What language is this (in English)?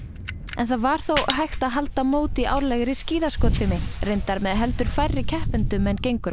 Icelandic